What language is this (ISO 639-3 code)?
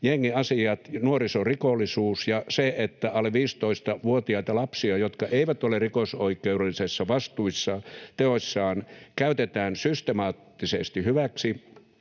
fin